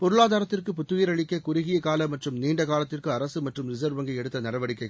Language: Tamil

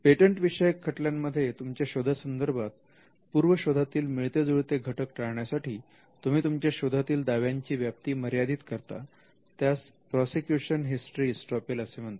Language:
Marathi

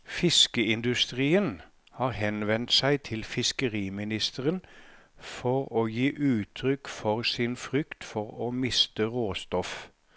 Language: Norwegian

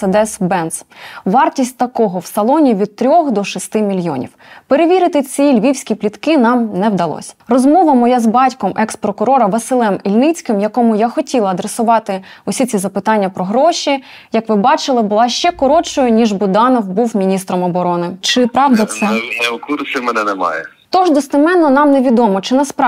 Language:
Ukrainian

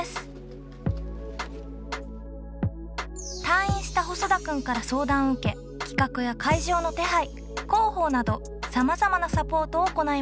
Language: Japanese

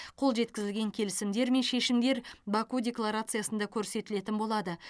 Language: Kazakh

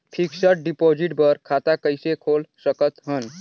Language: Chhattisgarhi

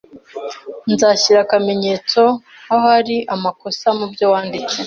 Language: Kinyarwanda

